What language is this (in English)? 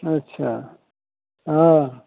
Maithili